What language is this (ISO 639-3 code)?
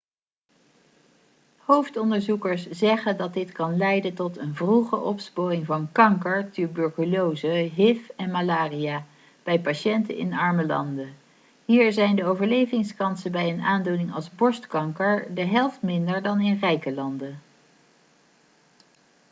nld